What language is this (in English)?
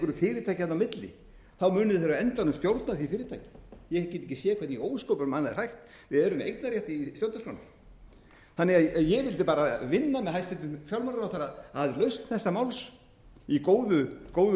Icelandic